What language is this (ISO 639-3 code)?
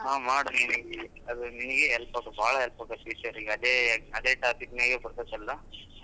kan